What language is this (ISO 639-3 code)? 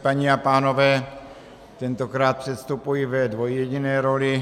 ces